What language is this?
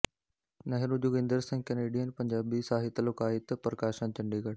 Punjabi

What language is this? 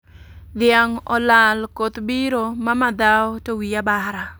Luo (Kenya and Tanzania)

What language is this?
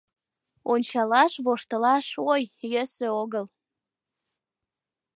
Mari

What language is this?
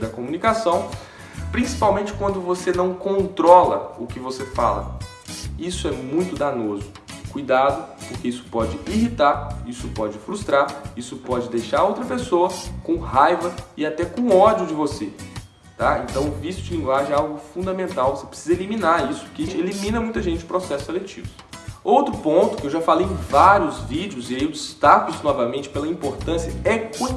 Portuguese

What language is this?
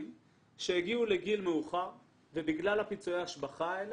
Hebrew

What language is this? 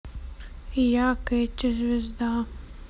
Russian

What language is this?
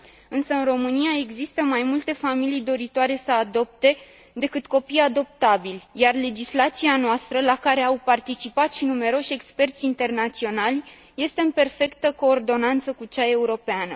Romanian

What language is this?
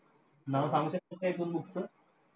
Marathi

